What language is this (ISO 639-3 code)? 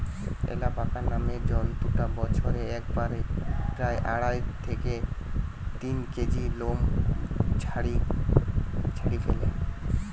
ben